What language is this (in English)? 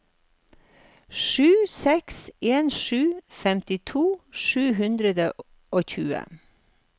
Norwegian